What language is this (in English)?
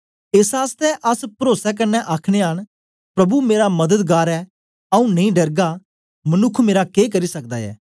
Dogri